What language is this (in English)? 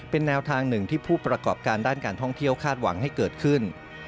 Thai